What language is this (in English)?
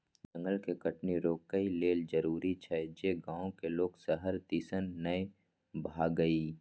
Maithili